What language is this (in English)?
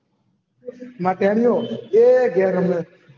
Gujarati